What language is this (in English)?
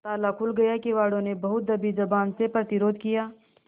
Hindi